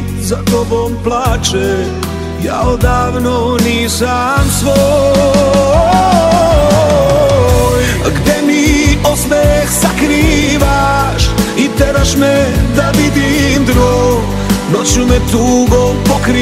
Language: Romanian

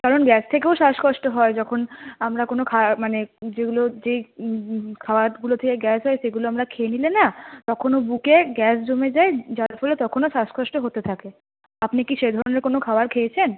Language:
Bangla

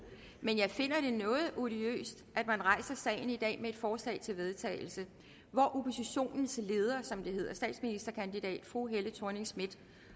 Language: Danish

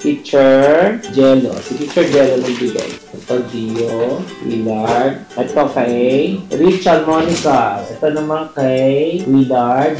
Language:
Filipino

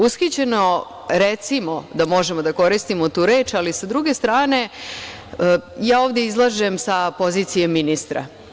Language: Serbian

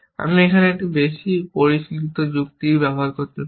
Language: Bangla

